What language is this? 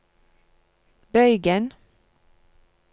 Norwegian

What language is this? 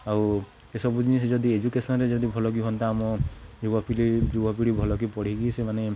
Odia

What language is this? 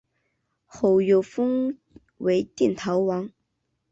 Chinese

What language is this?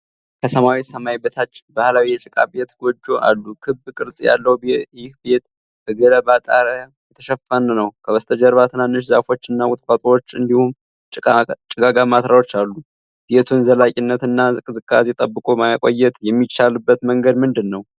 Amharic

